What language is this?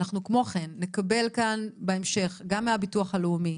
Hebrew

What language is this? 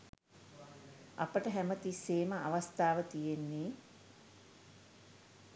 Sinhala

